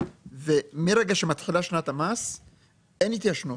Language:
Hebrew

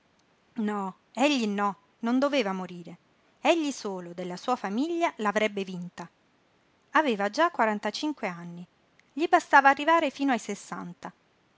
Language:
Italian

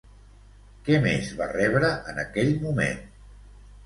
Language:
Catalan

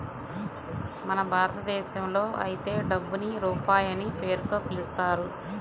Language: Telugu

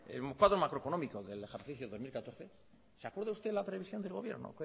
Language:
Spanish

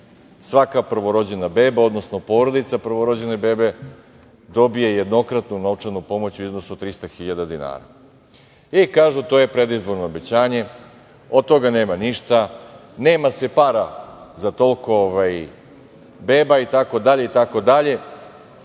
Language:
Serbian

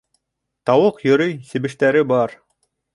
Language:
Bashkir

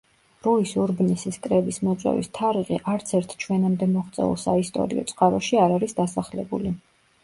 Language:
Georgian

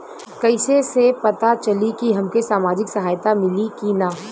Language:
Bhojpuri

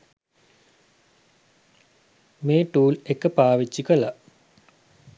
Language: Sinhala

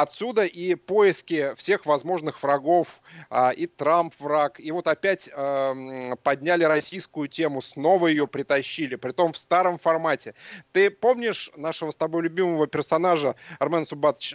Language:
Russian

